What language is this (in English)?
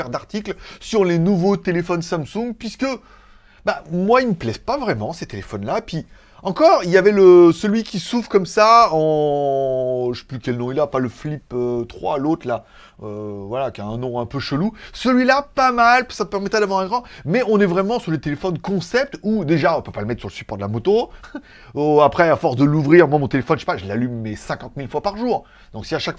French